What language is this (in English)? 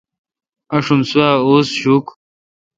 Kalkoti